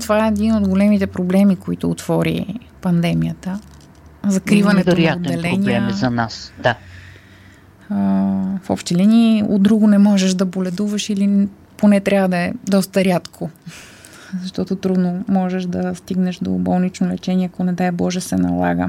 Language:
Bulgarian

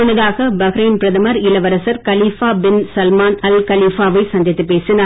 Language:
Tamil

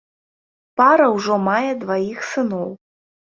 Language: Belarusian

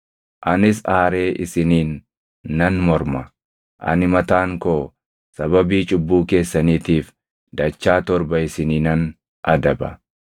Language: Oromo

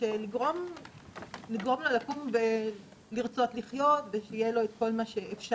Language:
Hebrew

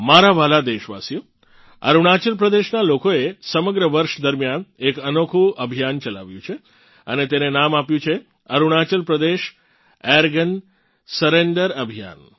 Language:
Gujarati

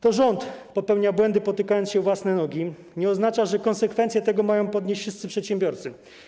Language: Polish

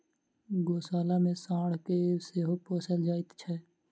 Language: Maithili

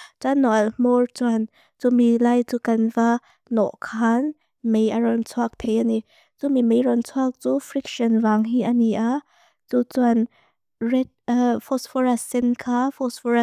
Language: Mizo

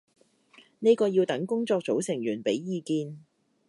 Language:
Cantonese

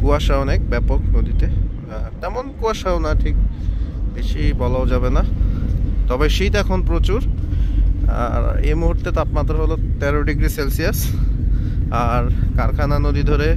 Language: Turkish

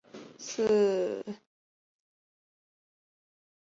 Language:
Chinese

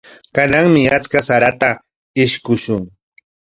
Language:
Corongo Ancash Quechua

